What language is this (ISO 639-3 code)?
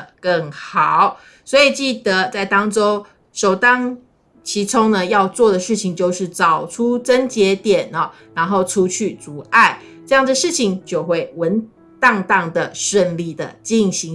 zho